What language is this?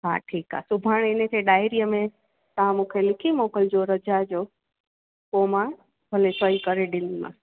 Sindhi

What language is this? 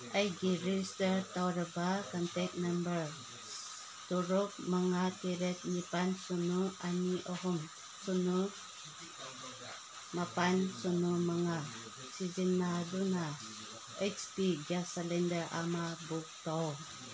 Manipuri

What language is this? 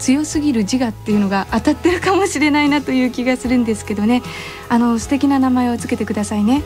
Japanese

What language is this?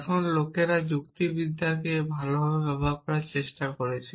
Bangla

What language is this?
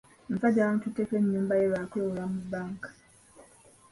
Ganda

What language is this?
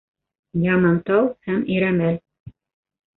Bashkir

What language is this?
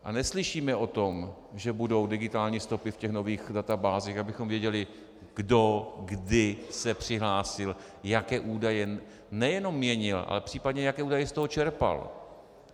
Czech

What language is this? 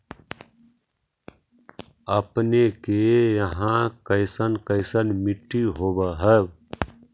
Magahi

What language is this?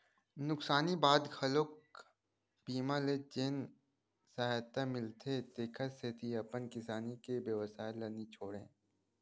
Chhattisgarhi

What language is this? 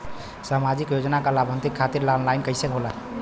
Bhojpuri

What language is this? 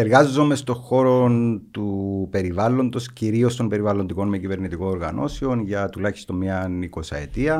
Greek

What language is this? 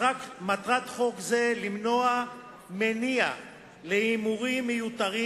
Hebrew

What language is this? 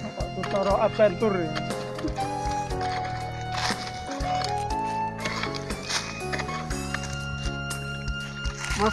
Indonesian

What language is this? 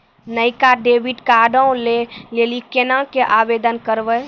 Maithili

